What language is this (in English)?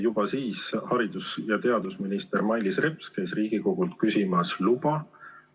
Estonian